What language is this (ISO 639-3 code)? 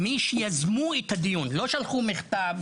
heb